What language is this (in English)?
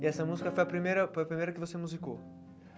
Portuguese